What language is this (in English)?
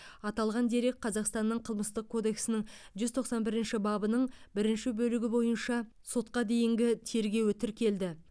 Kazakh